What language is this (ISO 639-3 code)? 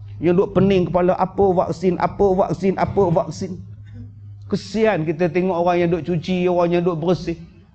msa